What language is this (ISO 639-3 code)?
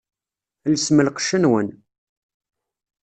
kab